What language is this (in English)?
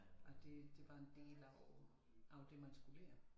Danish